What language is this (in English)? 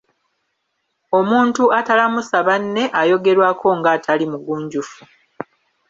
Ganda